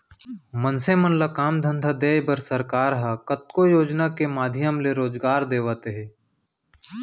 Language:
Chhattisgarhi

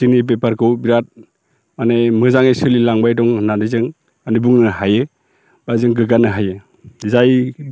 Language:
Bodo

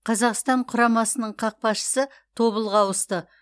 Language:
Kazakh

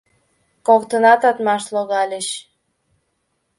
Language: Mari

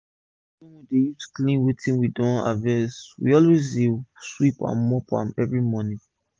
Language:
Nigerian Pidgin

